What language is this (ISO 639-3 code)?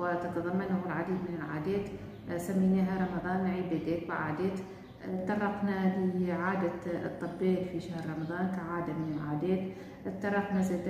ara